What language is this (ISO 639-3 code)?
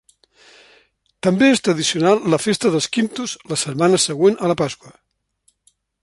cat